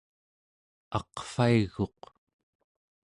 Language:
Central Yupik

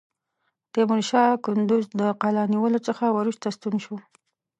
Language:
Pashto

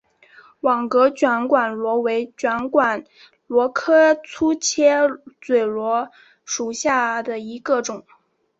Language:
Chinese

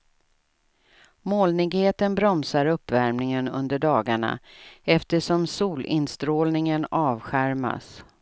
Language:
Swedish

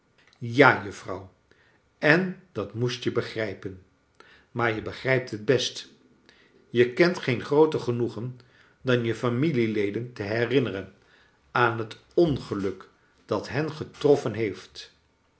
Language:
Dutch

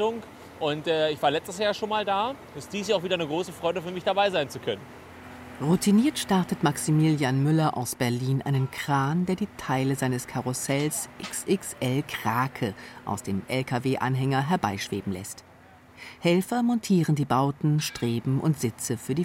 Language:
German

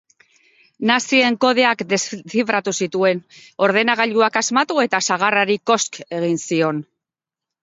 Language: Basque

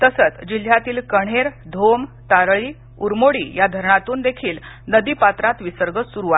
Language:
Marathi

